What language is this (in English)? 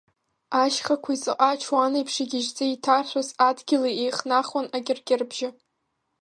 Abkhazian